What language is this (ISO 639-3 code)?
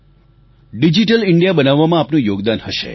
guj